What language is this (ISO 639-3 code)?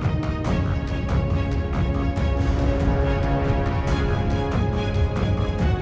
vie